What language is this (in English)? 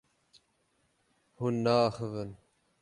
Kurdish